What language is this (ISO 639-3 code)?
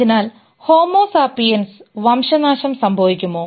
mal